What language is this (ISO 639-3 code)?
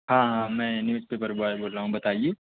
urd